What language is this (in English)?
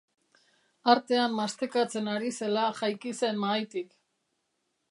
Basque